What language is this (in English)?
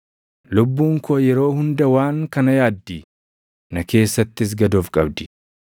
Oromo